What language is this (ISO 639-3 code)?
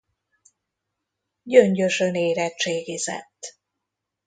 hun